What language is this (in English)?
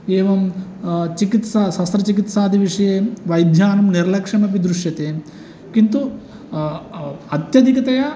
Sanskrit